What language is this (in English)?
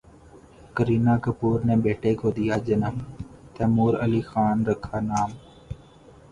Urdu